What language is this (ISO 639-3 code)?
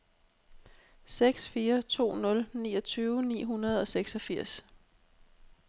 dan